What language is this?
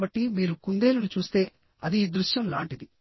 Telugu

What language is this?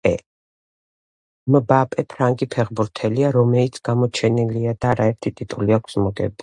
Georgian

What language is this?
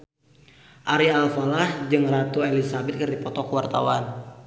Sundanese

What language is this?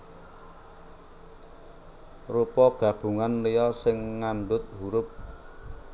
Javanese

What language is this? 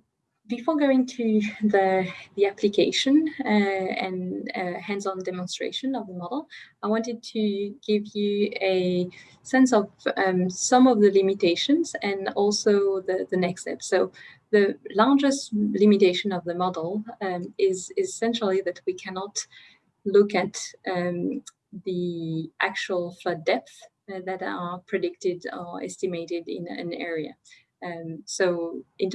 English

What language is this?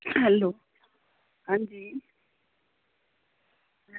Dogri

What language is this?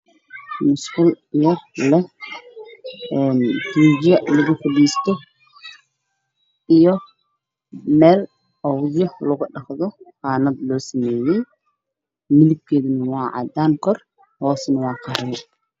Somali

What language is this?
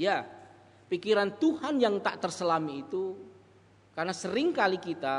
Indonesian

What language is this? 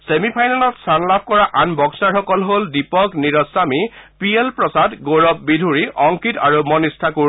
Assamese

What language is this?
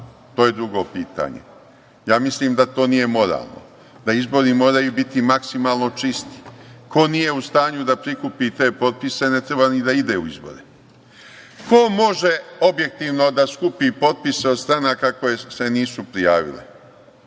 Serbian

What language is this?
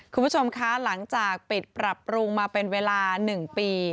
Thai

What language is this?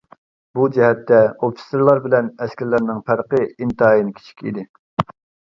Uyghur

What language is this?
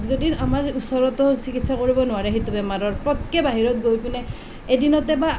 Assamese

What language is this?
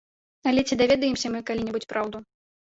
Belarusian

